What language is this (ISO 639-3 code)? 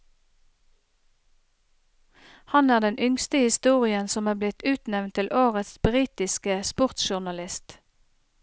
nor